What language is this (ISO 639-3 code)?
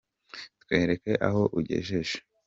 kin